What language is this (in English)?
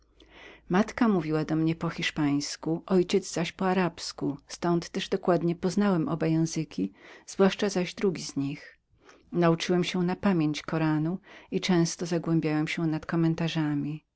Polish